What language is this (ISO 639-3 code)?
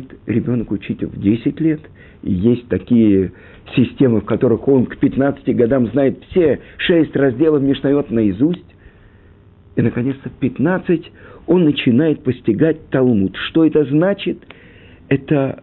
rus